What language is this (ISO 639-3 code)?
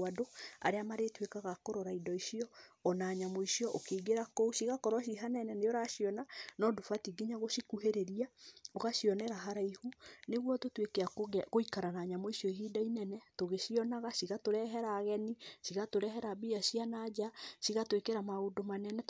kik